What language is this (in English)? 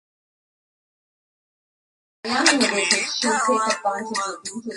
Swahili